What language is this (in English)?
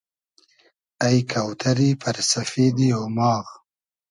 Hazaragi